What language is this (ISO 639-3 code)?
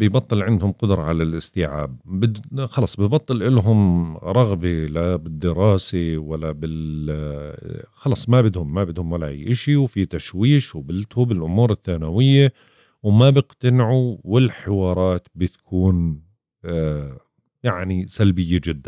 ara